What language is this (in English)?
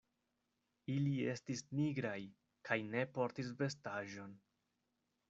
Esperanto